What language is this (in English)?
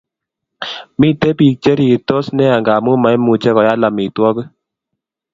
Kalenjin